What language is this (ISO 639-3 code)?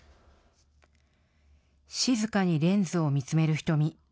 jpn